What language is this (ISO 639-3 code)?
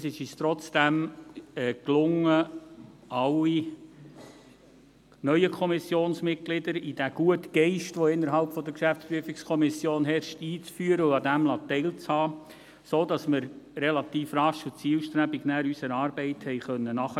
gsw